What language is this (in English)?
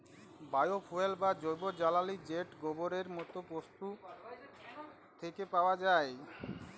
Bangla